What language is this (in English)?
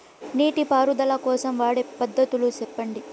Telugu